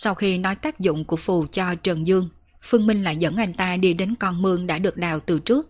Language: Vietnamese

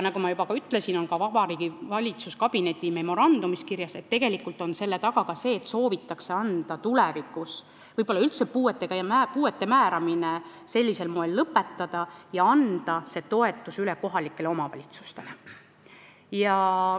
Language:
Estonian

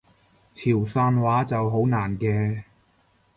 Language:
Cantonese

